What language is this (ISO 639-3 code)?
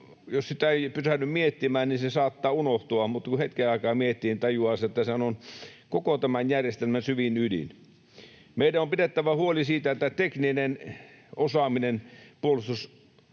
fin